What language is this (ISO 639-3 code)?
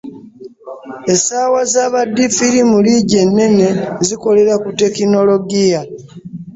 lug